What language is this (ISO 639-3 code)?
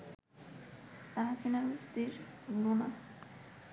ben